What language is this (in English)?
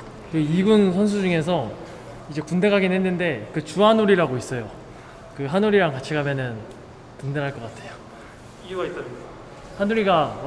Korean